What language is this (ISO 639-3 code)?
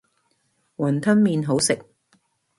yue